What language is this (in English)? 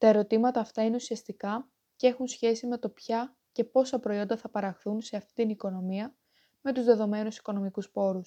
Greek